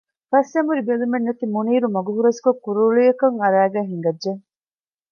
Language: Divehi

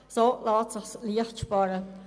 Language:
Swiss German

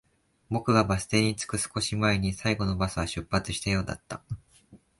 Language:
Japanese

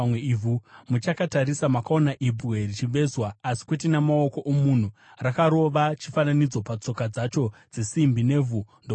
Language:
Shona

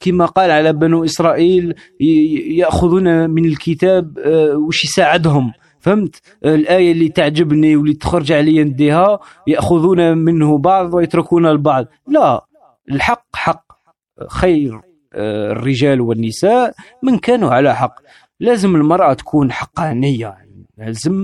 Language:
Arabic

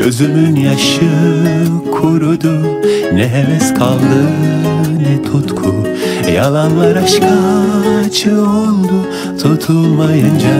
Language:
Turkish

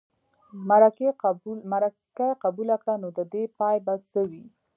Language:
Pashto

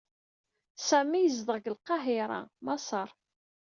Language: Kabyle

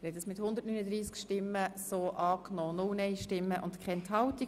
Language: Swiss German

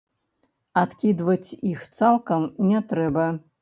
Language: Belarusian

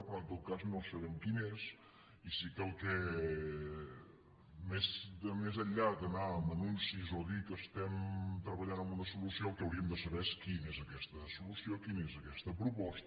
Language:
Catalan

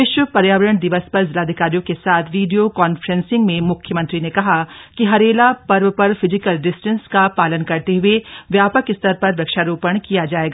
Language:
Hindi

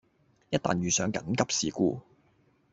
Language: Cantonese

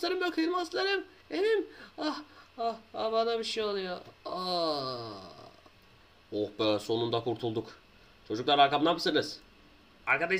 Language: Turkish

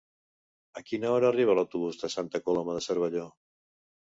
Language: Catalan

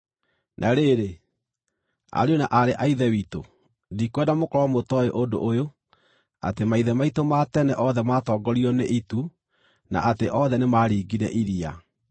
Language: Kikuyu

